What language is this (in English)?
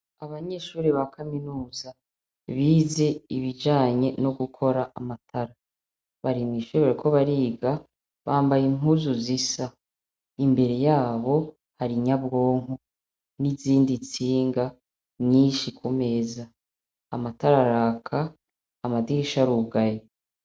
Rundi